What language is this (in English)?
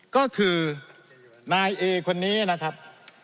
Thai